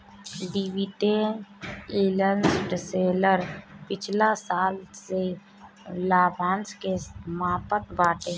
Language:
Bhojpuri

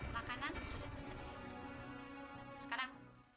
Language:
Indonesian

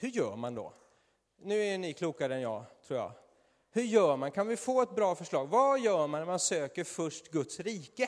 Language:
Swedish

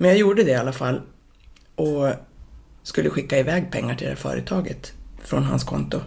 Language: Swedish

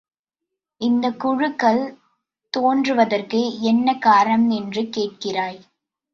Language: Tamil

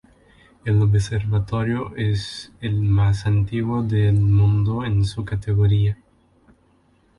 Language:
Spanish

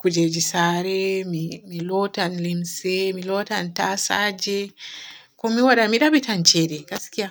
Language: Borgu Fulfulde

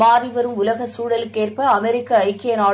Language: Tamil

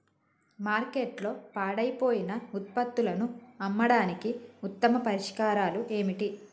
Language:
Telugu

